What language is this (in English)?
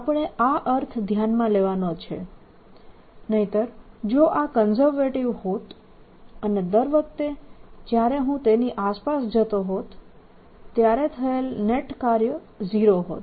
Gujarati